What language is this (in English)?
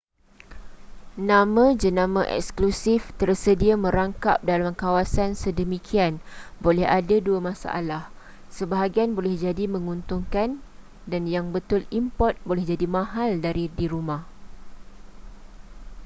Malay